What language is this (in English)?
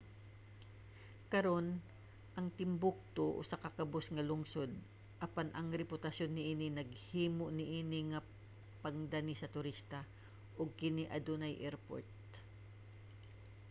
Cebuano